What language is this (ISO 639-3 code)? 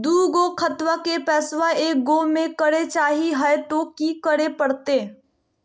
mag